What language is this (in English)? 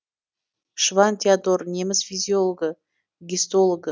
Kazakh